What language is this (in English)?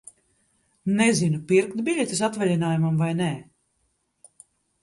Latvian